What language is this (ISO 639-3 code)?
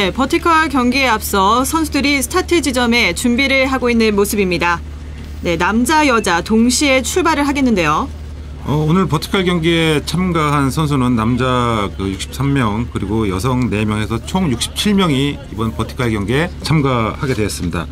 kor